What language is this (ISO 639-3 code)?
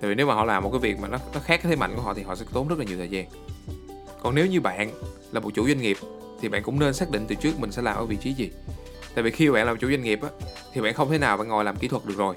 vie